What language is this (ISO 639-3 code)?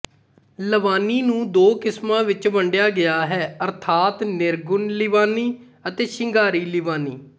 pan